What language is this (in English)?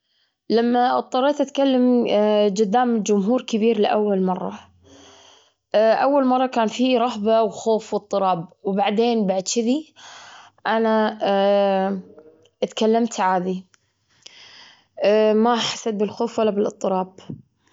Gulf Arabic